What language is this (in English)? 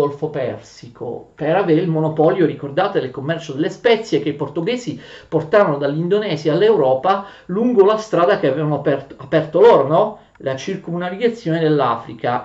Italian